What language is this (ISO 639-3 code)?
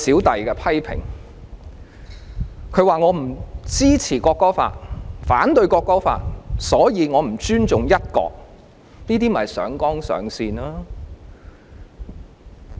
yue